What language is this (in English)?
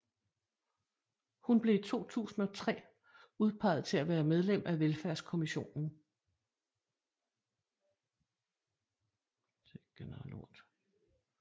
Danish